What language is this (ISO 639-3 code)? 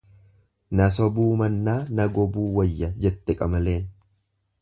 orm